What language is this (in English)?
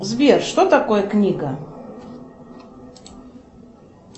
Russian